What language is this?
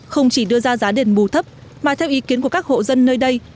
Vietnamese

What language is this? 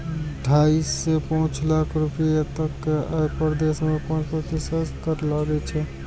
Maithili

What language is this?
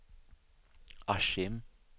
Swedish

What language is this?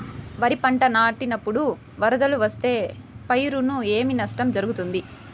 Telugu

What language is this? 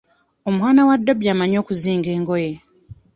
Ganda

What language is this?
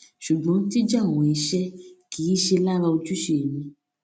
Yoruba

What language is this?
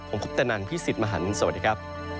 Thai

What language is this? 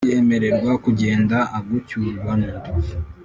Kinyarwanda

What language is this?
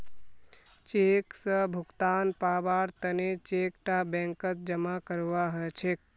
Magahi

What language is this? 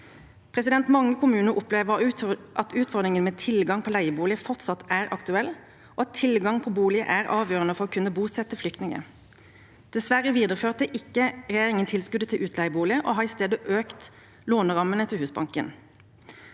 Norwegian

